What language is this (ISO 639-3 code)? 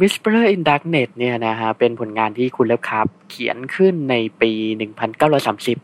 tha